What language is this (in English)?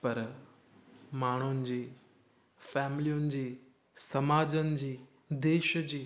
Sindhi